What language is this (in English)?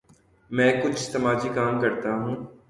Urdu